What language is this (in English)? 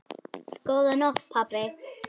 Icelandic